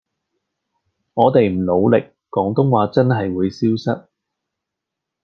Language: Cantonese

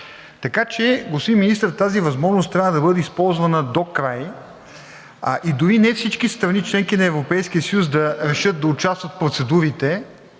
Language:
Bulgarian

